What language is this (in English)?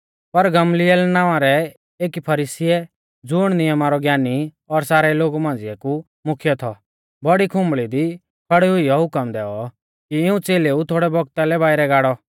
Mahasu Pahari